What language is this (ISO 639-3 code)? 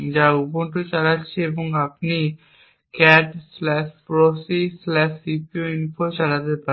ben